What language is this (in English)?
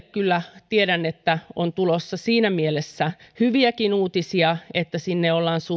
Finnish